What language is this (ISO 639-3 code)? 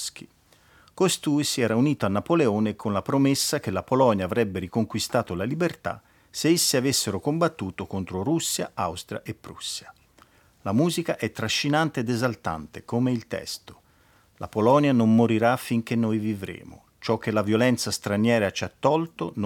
ita